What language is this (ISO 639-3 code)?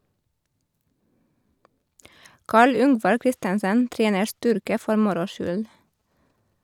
nor